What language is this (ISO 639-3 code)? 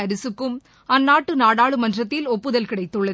tam